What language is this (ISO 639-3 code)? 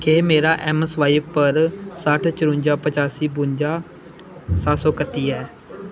doi